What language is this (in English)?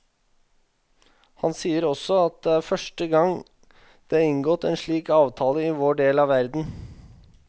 Norwegian